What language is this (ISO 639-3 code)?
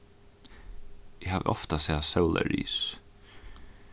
fao